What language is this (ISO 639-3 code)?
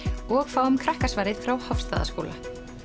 isl